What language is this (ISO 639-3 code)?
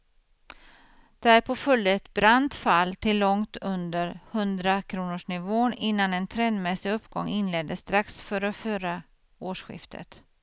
swe